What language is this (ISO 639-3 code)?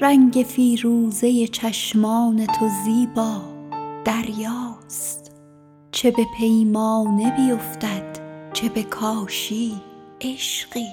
fas